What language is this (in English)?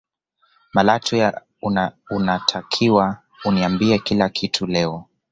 Swahili